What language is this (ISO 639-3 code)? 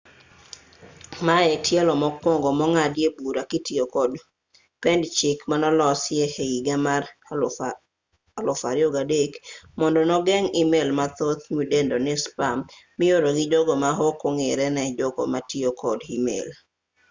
luo